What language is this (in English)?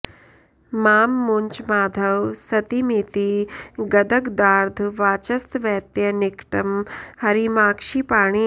Sanskrit